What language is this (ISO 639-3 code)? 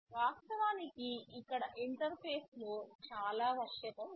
tel